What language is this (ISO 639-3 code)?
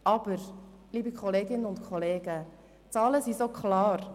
gsw